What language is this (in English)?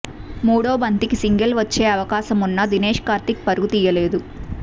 Telugu